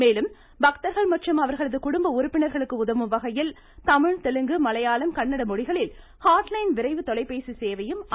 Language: Tamil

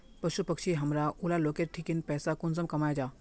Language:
Magahi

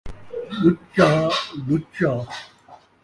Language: Saraiki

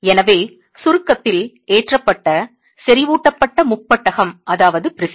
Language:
Tamil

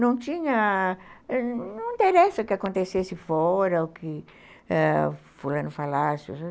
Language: Portuguese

